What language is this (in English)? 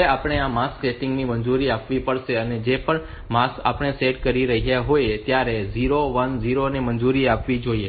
Gujarati